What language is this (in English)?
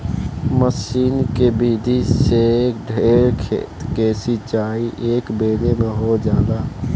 Bhojpuri